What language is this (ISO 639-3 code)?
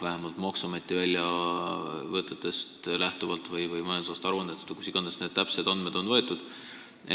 est